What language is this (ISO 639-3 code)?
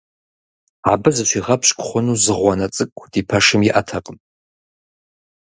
kbd